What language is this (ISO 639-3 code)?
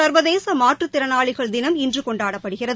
tam